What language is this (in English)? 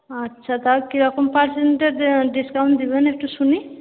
Bangla